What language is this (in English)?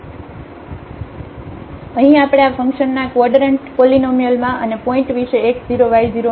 Gujarati